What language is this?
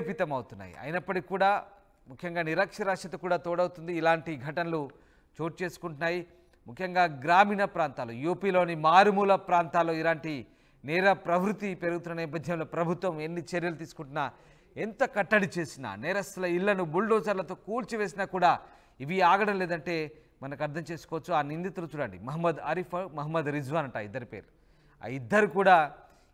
Telugu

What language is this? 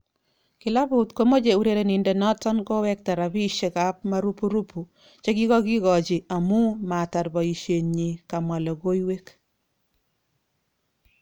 Kalenjin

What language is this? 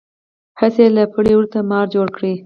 Pashto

